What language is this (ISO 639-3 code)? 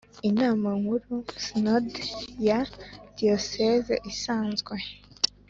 kin